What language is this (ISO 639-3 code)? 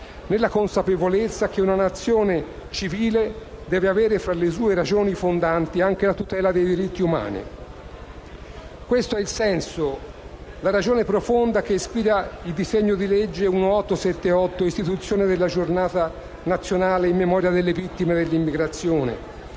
ita